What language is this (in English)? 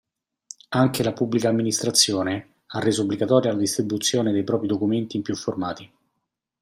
Italian